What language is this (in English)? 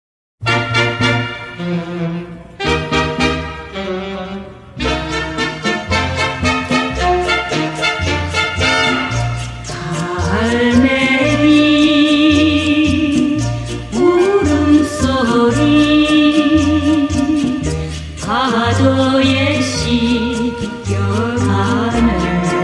Korean